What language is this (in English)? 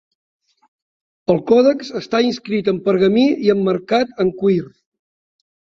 Catalan